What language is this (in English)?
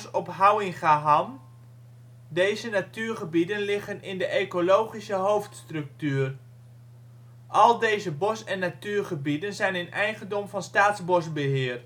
Dutch